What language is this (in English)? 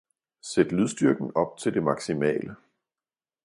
Danish